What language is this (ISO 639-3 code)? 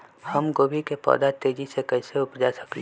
mag